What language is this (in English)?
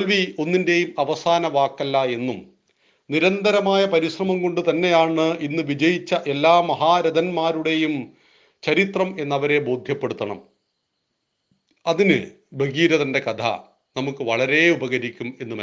Malayalam